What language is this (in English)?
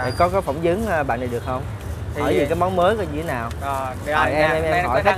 Vietnamese